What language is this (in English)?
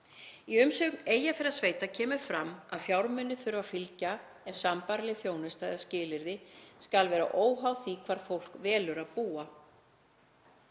Icelandic